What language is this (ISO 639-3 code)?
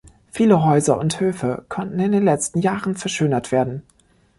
deu